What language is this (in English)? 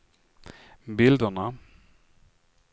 Swedish